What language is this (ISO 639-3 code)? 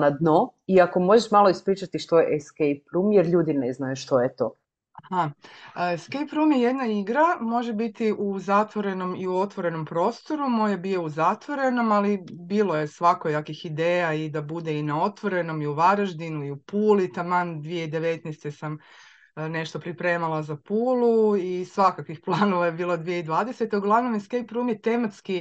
hrv